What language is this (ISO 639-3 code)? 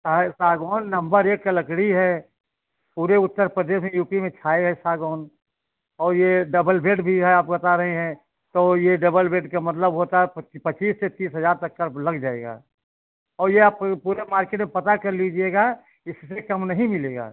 hin